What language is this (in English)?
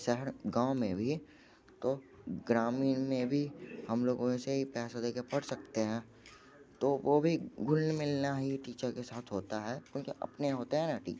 Hindi